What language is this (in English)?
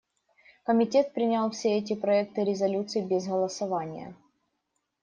Russian